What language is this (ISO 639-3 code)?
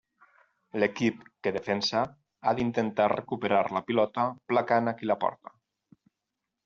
cat